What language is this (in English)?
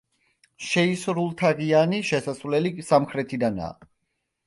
Georgian